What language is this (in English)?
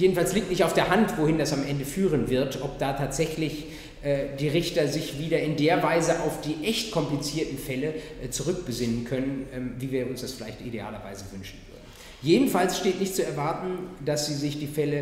German